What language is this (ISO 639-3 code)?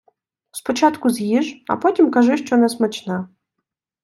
ukr